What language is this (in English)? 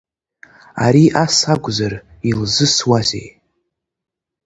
Abkhazian